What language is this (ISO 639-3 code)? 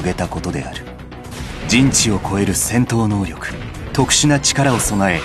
jpn